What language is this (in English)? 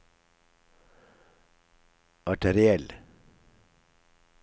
Norwegian